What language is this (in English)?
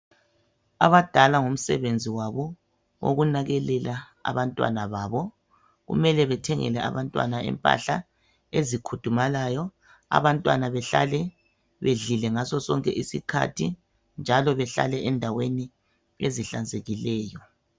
North Ndebele